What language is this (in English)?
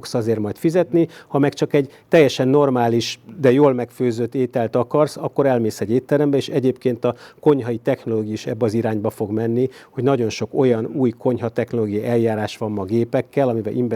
Hungarian